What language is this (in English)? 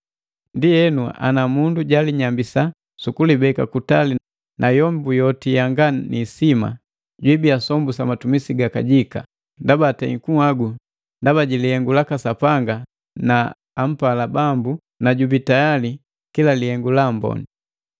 Matengo